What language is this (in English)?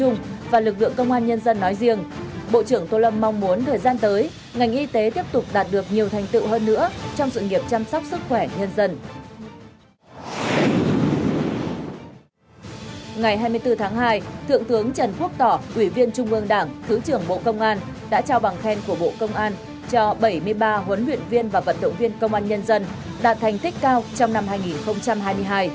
Vietnamese